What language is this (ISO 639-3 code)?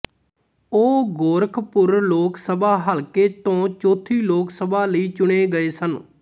pan